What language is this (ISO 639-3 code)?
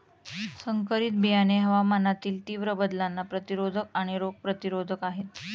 mar